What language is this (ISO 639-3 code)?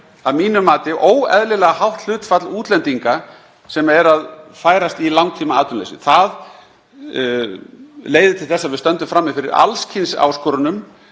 isl